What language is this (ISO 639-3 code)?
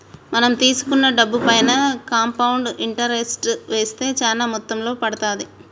tel